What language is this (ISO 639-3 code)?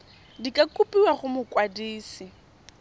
tsn